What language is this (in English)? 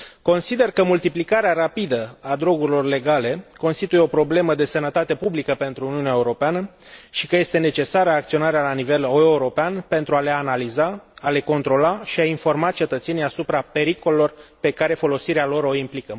Romanian